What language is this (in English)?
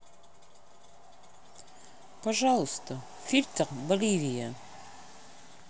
Russian